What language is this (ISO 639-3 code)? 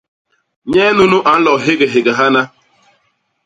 bas